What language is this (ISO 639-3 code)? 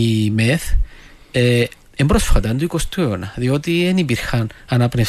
ell